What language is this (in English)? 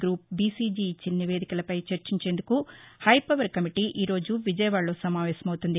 Telugu